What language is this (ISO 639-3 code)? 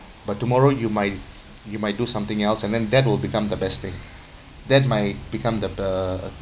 eng